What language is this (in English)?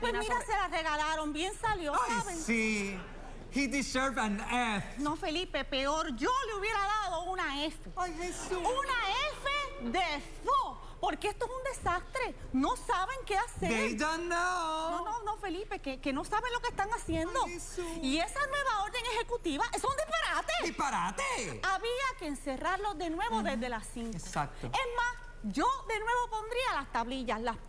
Spanish